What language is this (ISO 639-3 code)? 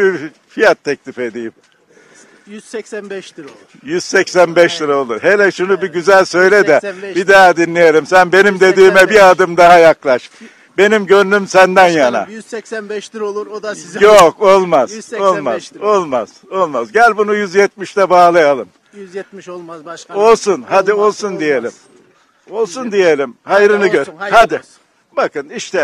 tur